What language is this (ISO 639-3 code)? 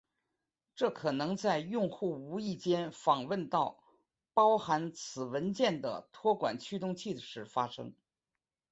zho